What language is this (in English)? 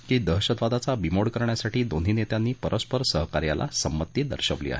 Marathi